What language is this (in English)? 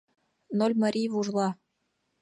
Mari